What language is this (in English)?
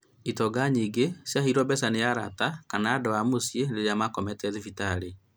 Kikuyu